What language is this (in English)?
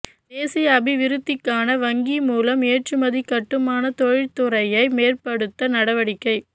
Tamil